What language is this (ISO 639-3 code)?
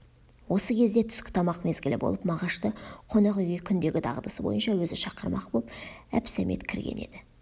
kaz